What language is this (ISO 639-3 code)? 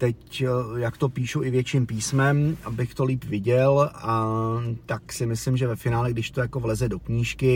ces